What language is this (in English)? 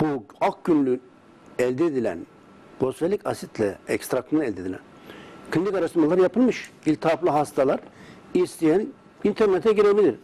Turkish